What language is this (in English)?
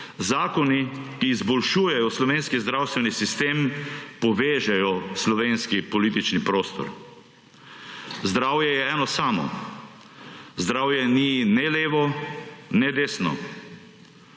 Slovenian